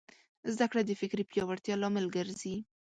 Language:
Pashto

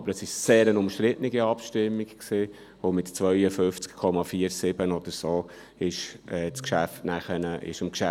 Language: Swiss German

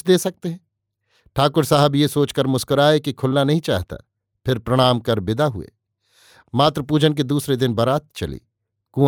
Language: Hindi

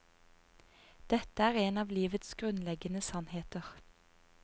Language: Norwegian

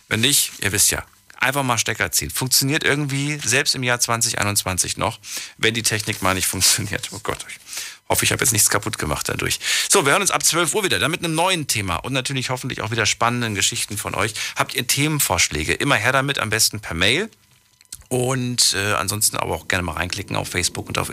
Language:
German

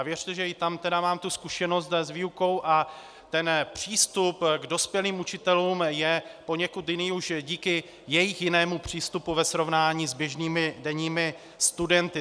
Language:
Czech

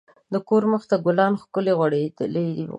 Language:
Pashto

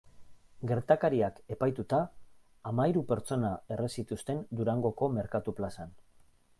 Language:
Basque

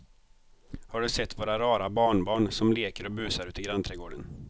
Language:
Swedish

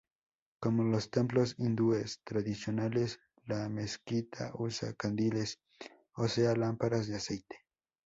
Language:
Spanish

